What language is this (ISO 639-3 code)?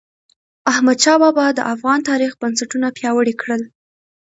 pus